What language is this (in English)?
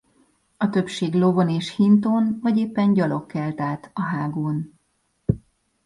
Hungarian